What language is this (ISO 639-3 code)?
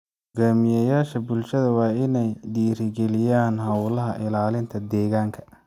som